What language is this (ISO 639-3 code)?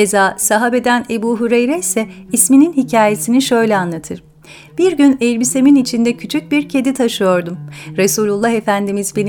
tur